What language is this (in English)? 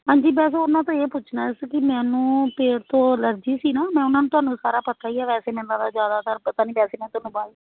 Punjabi